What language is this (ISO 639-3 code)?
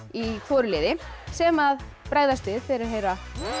isl